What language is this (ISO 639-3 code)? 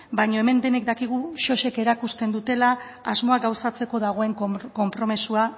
eus